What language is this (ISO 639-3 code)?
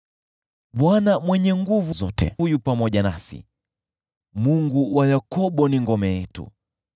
swa